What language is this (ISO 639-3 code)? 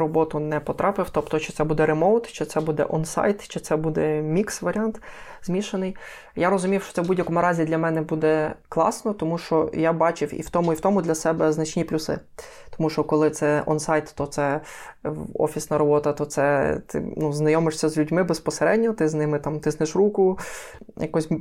ukr